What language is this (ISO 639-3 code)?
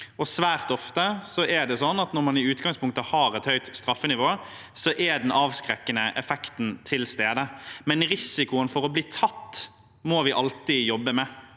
nor